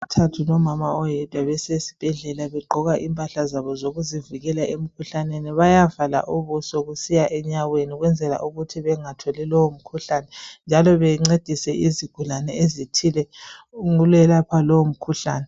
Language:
North Ndebele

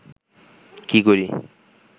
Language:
Bangla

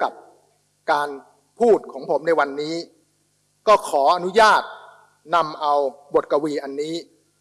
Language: Thai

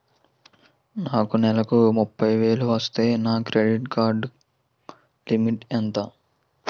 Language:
Telugu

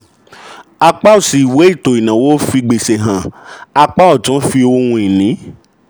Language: Yoruba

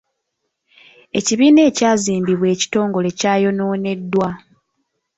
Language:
Ganda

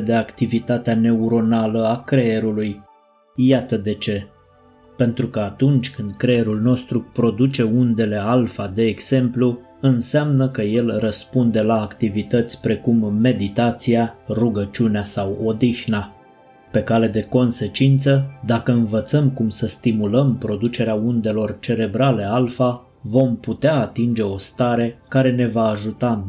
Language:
Romanian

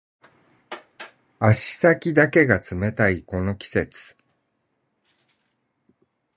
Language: Japanese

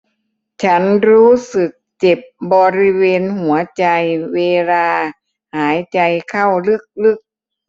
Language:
Thai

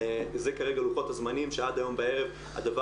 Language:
Hebrew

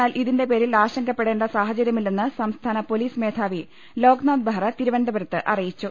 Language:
Malayalam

